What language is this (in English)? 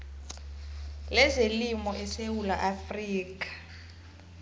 South Ndebele